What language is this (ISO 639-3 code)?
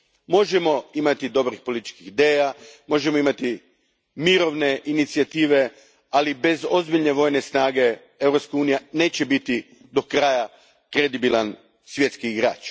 hrv